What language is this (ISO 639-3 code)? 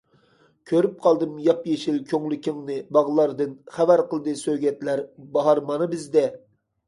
uig